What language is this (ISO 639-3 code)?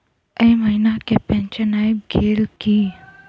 mai